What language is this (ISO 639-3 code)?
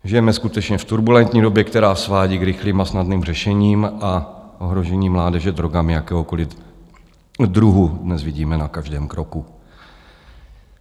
ces